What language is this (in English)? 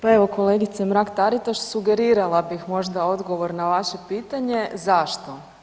Croatian